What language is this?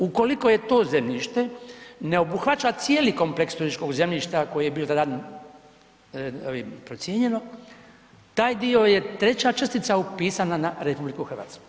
Croatian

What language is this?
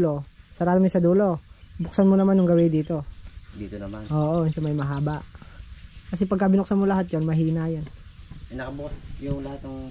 Filipino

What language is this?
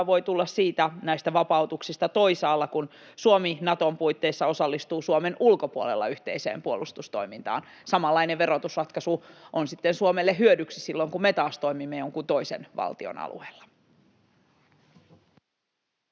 Finnish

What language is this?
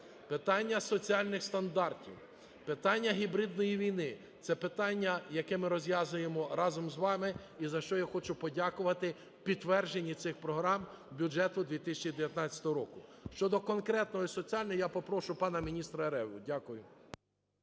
Ukrainian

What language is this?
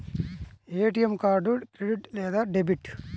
Telugu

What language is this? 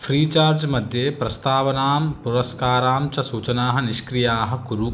Sanskrit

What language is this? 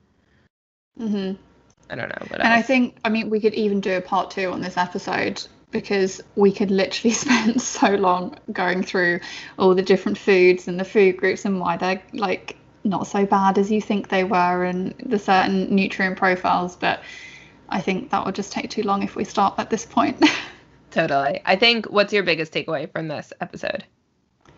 English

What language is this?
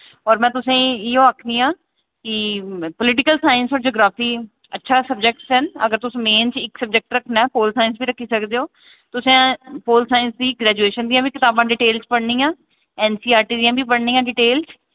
Dogri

